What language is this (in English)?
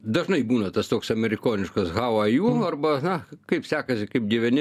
Lithuanian